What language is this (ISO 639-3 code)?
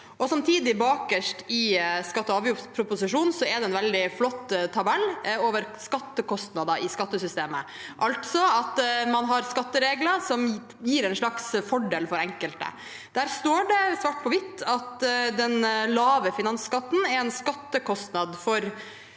nor